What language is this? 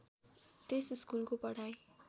Nepali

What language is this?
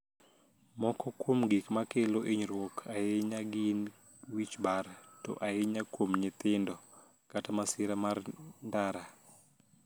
Luo (Kenya and Tanzania)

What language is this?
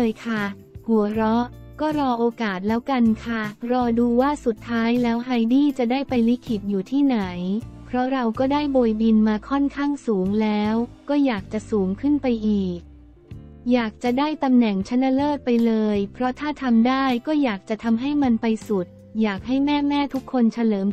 Thai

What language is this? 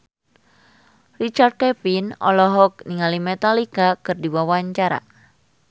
Sundanese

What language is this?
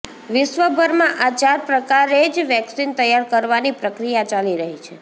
Gujarati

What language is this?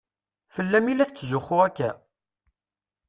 Kabyle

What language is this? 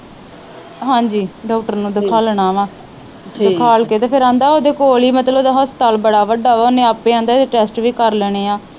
Punjabi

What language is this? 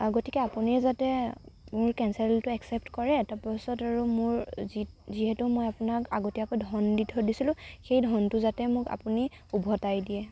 Assamese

